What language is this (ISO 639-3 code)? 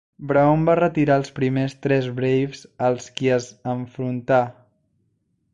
cat